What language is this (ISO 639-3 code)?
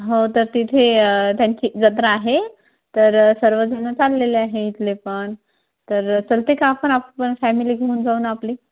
mar